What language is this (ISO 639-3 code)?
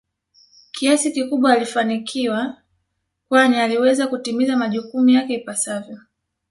swa